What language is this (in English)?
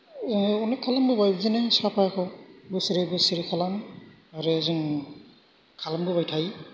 Bodo